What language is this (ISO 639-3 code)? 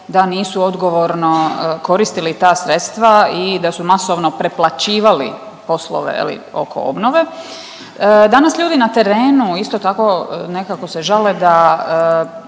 hrv